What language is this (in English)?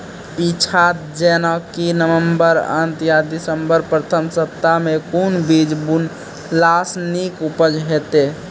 Maithili